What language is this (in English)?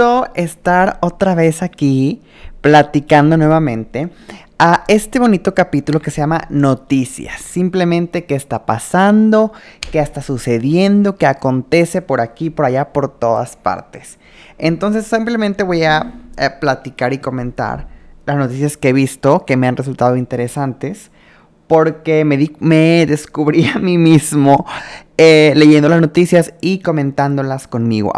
Spanish